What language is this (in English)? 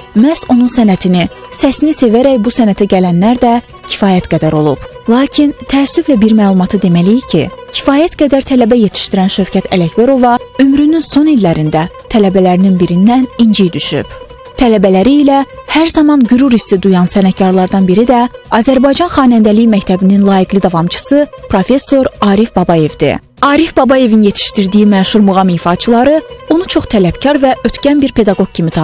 Turkish